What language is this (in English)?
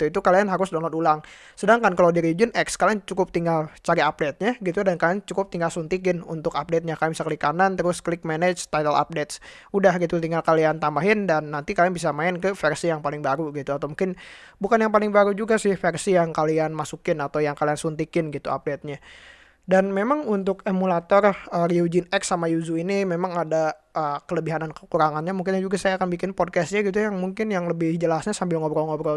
Indonesian